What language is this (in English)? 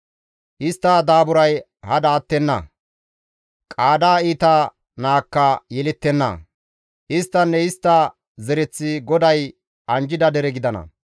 Gamo